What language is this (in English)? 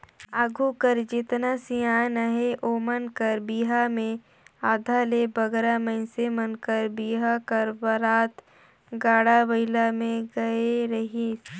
Chhattisgarhi